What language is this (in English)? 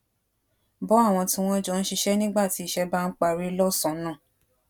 Yoruba